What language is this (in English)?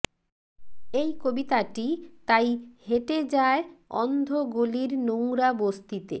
Bangla